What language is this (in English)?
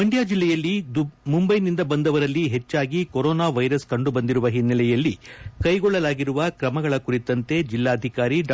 Kannada